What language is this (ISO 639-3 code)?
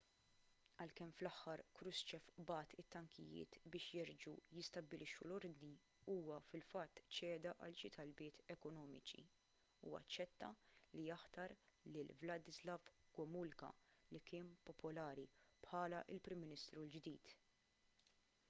mlt